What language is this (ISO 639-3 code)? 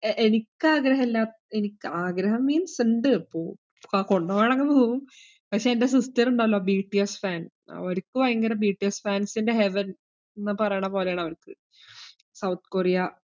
mal